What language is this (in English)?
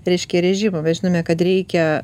Lithuanian